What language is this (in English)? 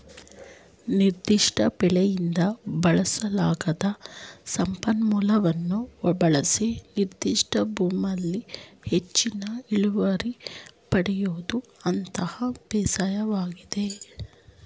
Kannada